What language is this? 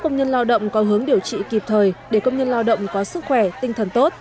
Vietnamese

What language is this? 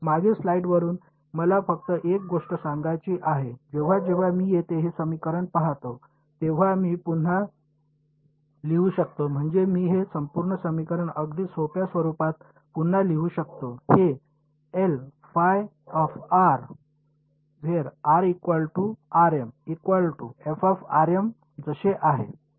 Marathi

